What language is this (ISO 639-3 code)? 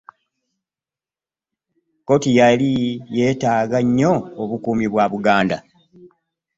lug